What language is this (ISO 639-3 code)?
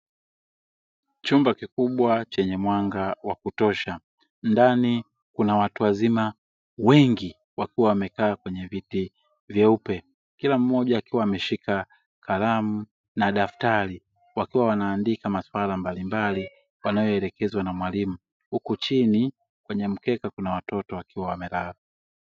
swa